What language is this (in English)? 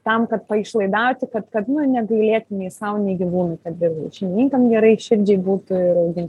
Lithuanian